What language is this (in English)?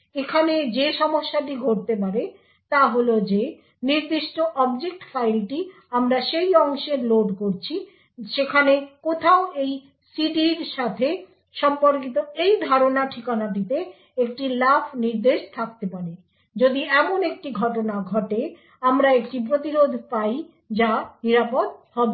Bangla